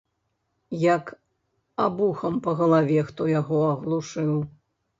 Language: Belarusian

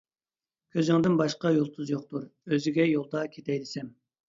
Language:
Uyghur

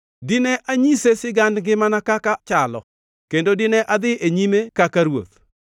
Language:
Luo (Kenya and Tanzania)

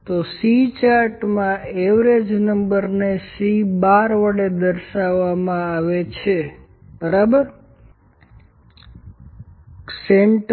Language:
Gujarati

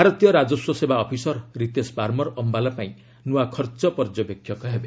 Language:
Odia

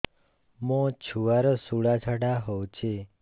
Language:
Odia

